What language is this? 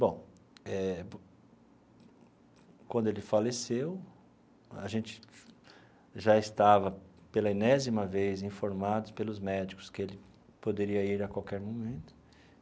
Portuguese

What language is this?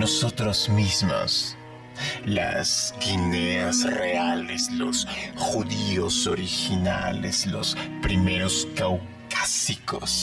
Spanish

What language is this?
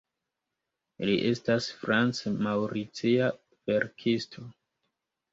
Esperanto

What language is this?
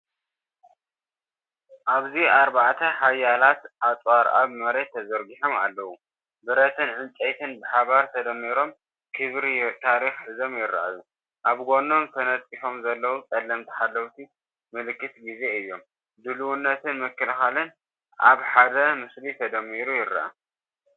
Tigrinya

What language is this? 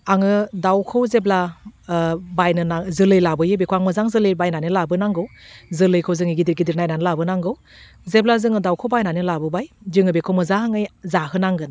Bodo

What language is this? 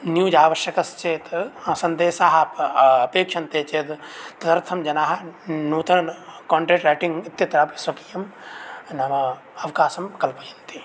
Sanskrit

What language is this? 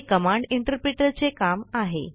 Marathi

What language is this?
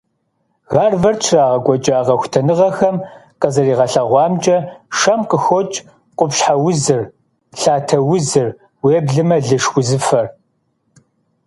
Kabardian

